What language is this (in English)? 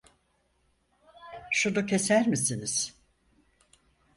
Turkish